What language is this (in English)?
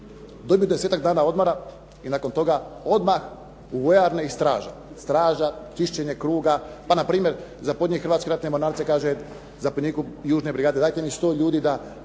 Croatian